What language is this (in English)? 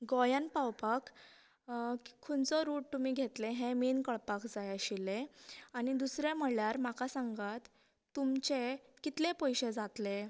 Konkani